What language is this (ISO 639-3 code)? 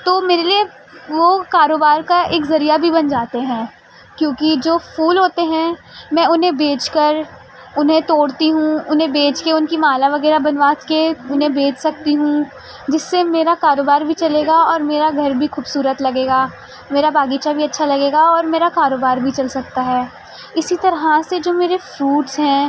urd